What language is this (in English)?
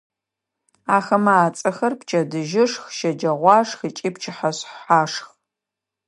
Adyghe